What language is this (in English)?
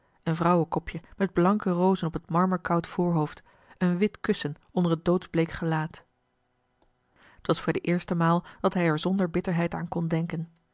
Dutch